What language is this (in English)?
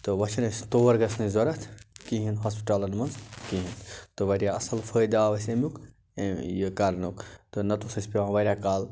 Kashmiri